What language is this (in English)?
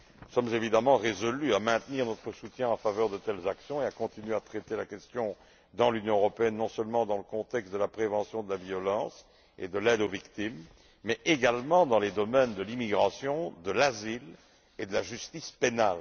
French